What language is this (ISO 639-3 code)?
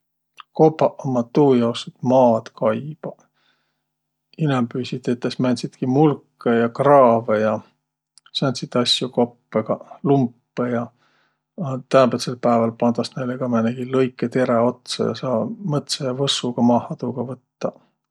vro